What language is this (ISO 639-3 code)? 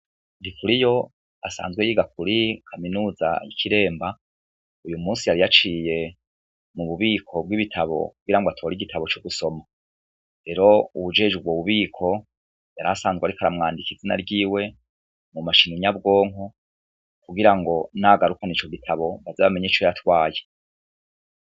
run